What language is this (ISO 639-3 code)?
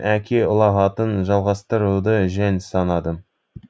kaz